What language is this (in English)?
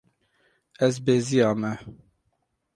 Kurdish